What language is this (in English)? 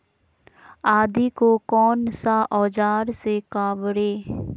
Magahi